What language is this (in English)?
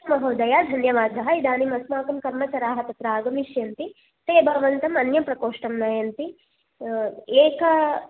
Sanskrit